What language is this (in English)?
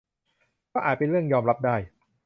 Thai